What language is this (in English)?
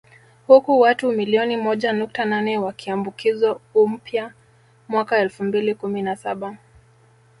Swahili